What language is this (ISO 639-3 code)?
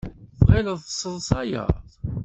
kab